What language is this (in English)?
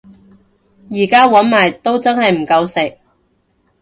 Cantonese